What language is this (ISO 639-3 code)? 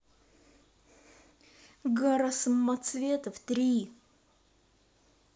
rus